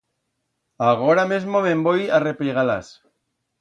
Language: Aragonese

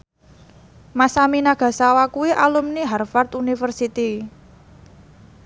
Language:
Javanese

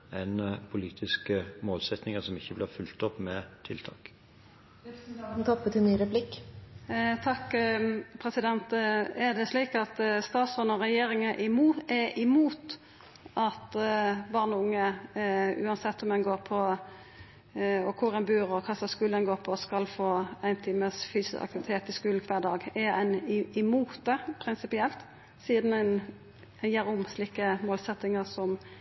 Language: Norwegian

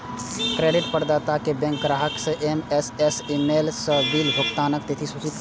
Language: Maithili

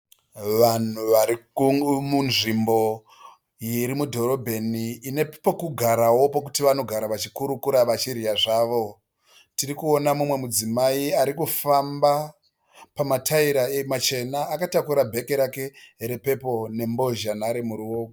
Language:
Shona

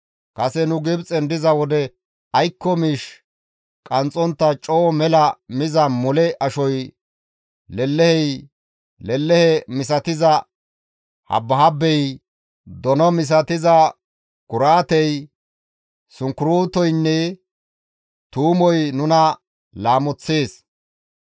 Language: Gamo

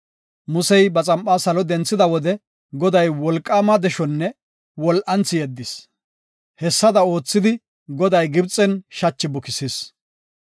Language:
Gofa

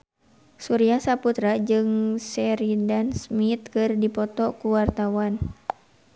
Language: Sundanese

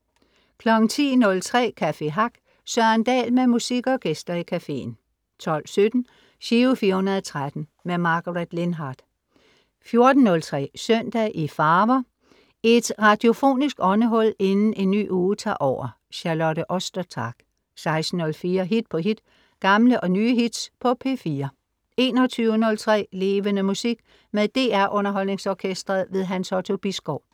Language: Danish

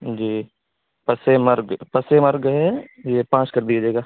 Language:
Urdu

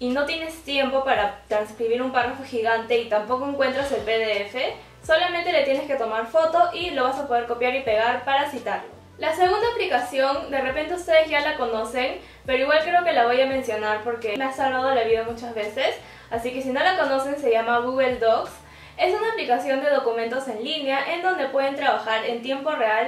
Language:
Spanish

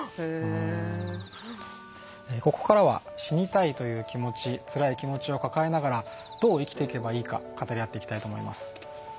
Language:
Japanese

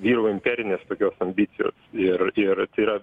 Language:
Lithuanian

